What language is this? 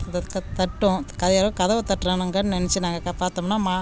Tamil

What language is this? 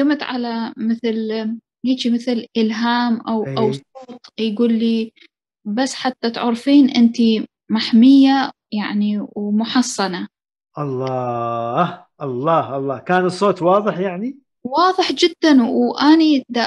Arabic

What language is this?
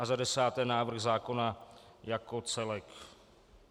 Czech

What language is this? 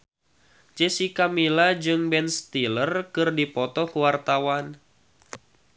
Sundanese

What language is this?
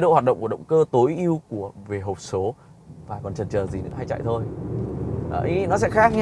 Vietnamese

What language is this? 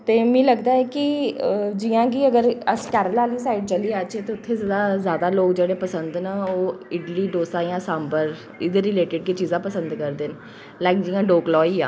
Dogri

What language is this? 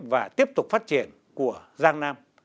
Vietnamese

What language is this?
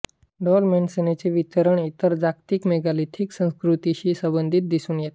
Marathi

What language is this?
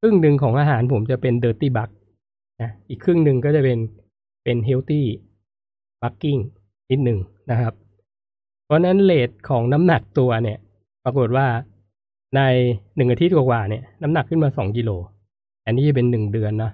Thai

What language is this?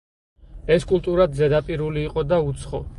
Georgian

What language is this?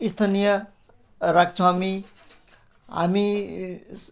Nepali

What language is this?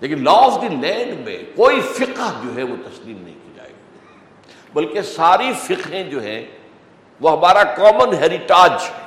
Urdu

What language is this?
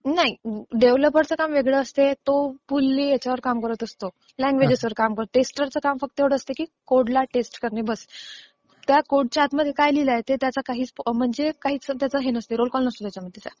Marathi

